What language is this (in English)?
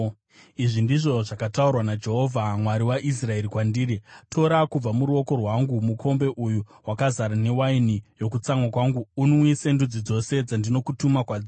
Shona